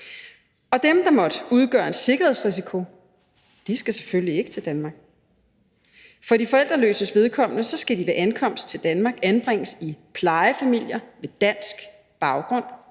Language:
Danish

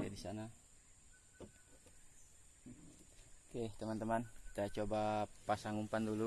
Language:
Indonesian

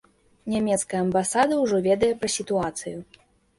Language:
Belarusian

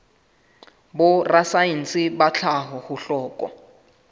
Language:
Southern Sotho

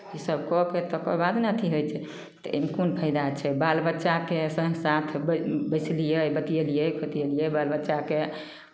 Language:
Maithili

